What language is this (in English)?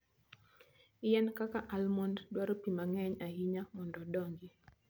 Luo (Kenya and Tanzania)